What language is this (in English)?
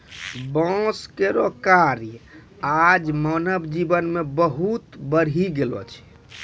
Maithili